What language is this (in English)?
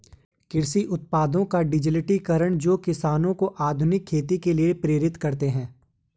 Hindi